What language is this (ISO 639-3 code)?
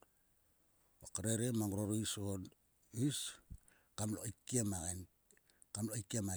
sua